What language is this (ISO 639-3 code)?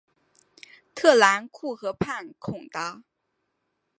zho